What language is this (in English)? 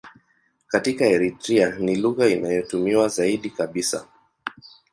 Swahili